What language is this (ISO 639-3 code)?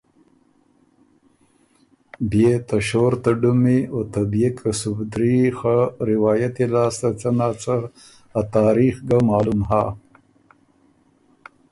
oru